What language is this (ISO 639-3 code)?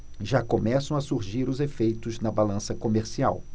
por